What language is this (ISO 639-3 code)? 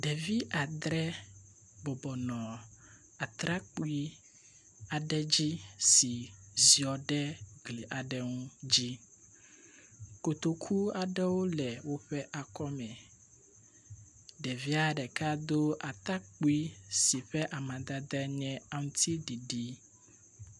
ewe